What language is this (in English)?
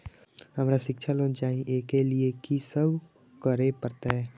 Maithili